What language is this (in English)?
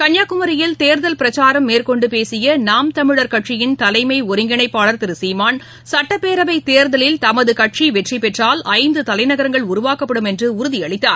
Tamil